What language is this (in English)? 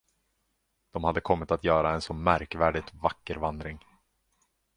Swedish